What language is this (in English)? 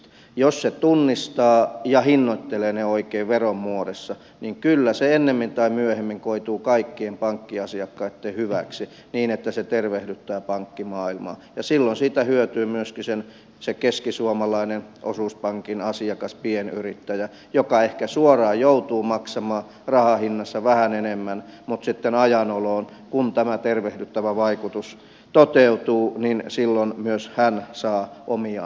Finnish